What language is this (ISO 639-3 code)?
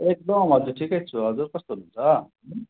nep